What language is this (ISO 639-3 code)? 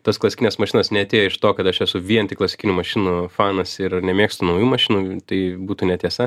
lit